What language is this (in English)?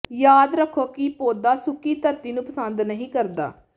Punjabi